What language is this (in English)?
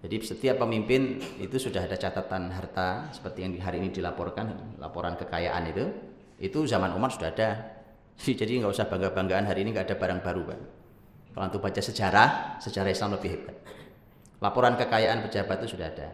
Indonesian